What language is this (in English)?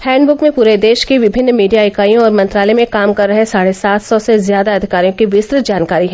Hindi